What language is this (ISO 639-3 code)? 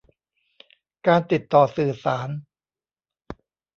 tha